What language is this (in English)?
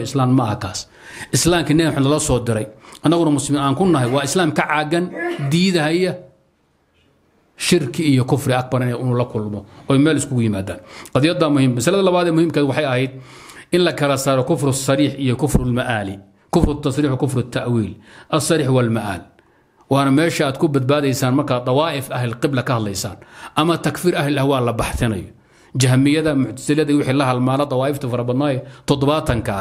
Arabic